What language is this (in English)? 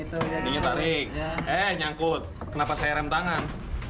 Indonesian